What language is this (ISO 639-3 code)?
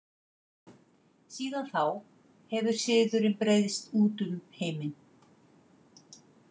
isl